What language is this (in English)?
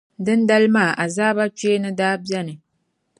Dagbani